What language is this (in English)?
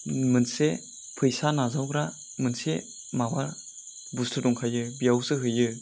Bodo